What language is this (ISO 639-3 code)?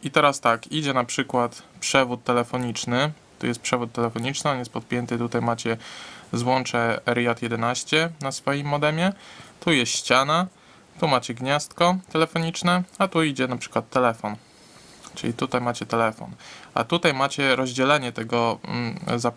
pol